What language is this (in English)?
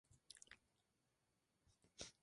Spanish